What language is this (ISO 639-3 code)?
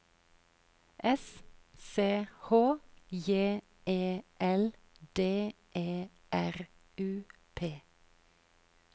nor